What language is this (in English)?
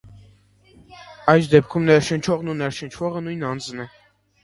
Armenian